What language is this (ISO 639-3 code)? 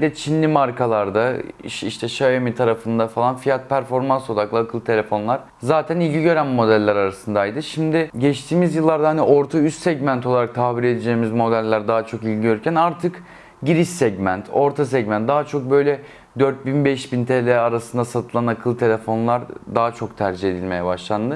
tur